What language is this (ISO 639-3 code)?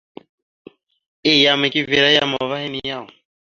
mxu